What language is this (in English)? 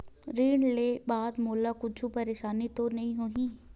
Chhattisgarhi